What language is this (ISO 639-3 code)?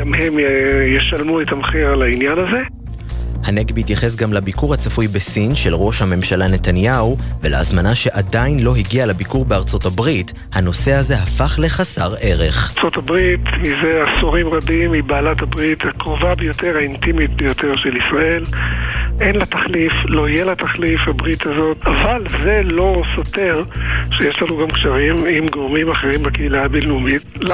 heb